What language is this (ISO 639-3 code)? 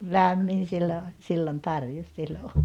fin